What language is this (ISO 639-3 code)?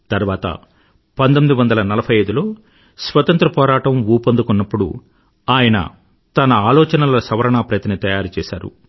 tel